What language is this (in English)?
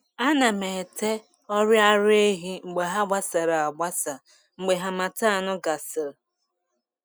Igbo